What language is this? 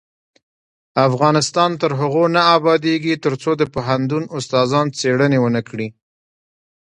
Pashto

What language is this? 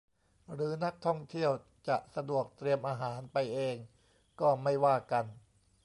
Thai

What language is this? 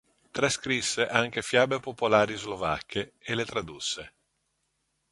Italian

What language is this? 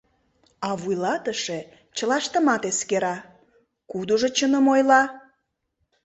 Mari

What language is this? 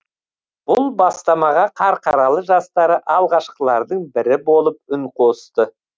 Kazakh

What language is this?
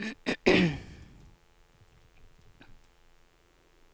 Norwegian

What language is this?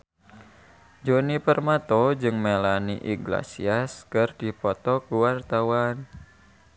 Sundanese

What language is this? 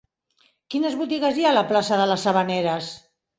Catalan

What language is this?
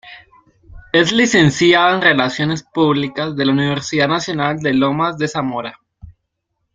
Spanish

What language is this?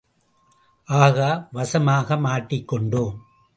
Tamil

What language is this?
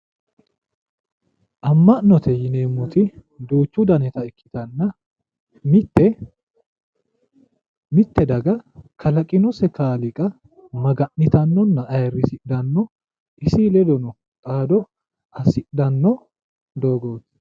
Sidamo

